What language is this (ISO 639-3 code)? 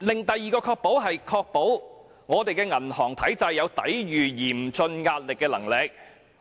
yue